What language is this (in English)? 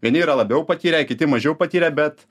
Lithuanian